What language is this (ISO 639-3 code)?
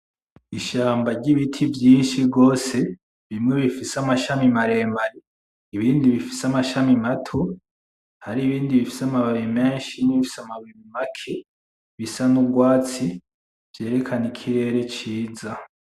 run